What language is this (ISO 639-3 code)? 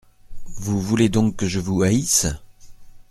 fra